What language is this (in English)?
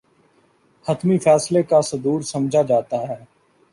Urdu